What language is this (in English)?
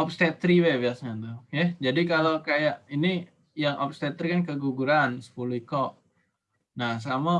Indonesian